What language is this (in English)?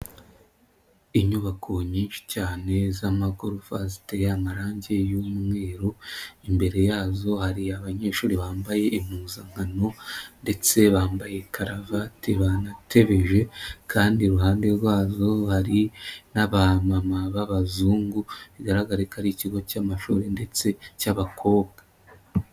Kinyarwanda